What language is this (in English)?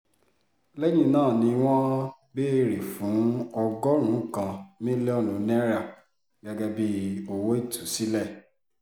Yoruba